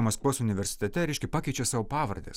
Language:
Lithuanian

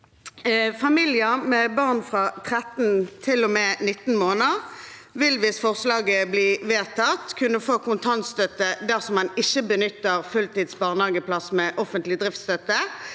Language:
Norwegian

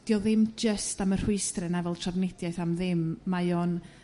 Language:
Welsh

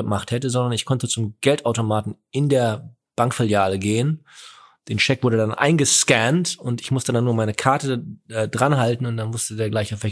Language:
German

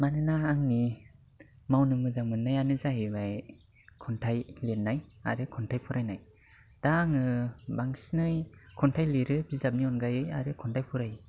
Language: Bodo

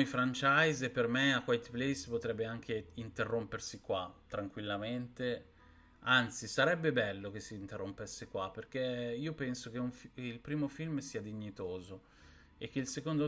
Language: Italian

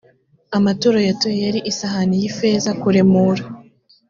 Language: Kinyarwanda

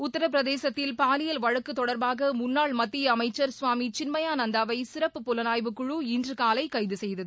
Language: Tamil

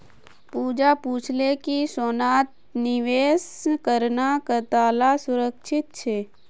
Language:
Magahi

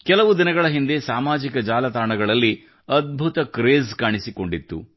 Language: Kannada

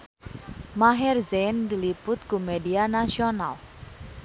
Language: Sundanese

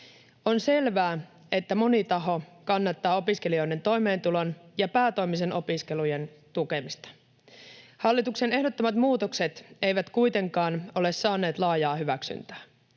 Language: Finnish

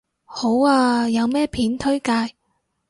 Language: Cantonese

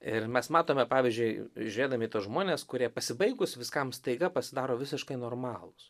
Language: Lithuanian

